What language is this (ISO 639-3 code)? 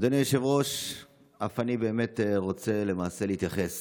heb